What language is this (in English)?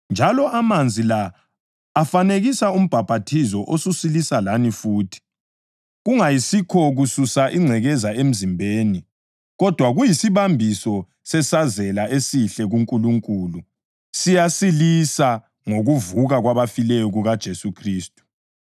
North Ndebele